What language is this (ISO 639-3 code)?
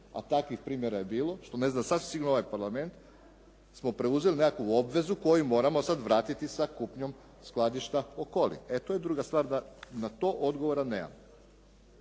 hrv